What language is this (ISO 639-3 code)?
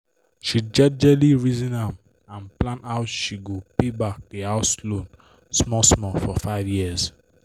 pcm